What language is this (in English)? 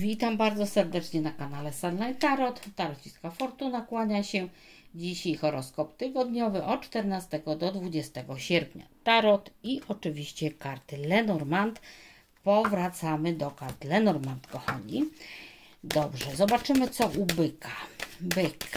Polish